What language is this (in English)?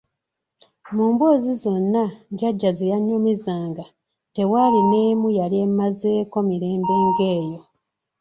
Ganda